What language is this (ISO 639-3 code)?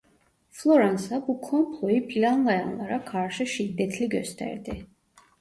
tur